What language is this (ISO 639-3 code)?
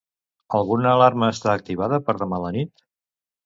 cat